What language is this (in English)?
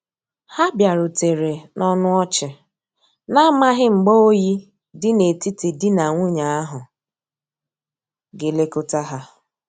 Igbo